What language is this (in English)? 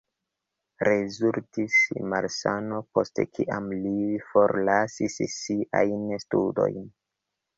Esperanto